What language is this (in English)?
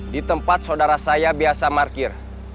Indonesian